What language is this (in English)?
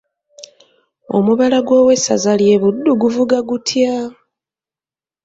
Ganda